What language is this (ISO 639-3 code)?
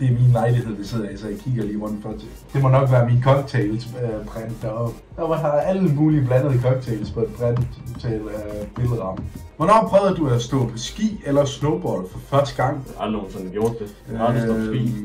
dan